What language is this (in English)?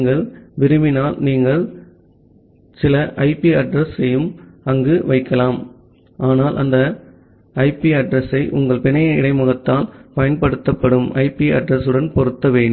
Tamil